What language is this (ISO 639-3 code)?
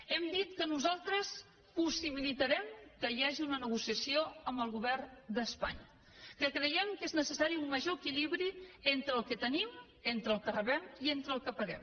cat